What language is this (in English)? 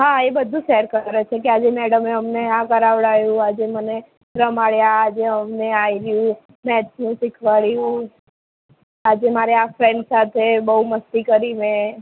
Gujarati